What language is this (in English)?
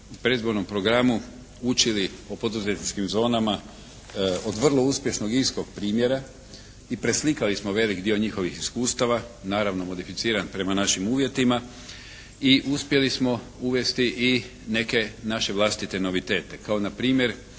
Croatian